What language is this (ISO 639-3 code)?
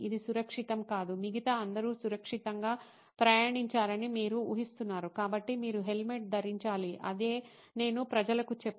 tel